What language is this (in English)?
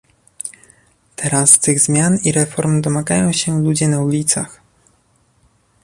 Polish